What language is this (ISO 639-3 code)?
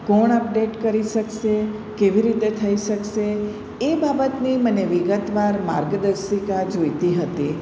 guj